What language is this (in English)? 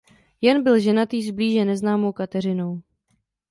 Czech